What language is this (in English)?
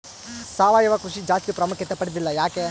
Kannada